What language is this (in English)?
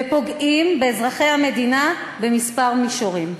Hebrew